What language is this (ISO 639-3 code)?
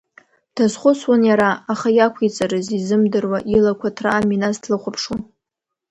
abk